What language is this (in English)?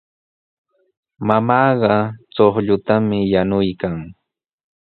Sihuas Ancash Quechua